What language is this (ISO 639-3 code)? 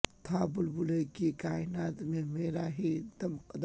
urd